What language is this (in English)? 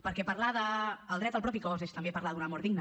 Catalan